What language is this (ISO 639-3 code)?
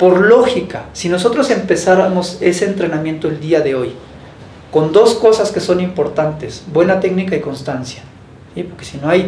spa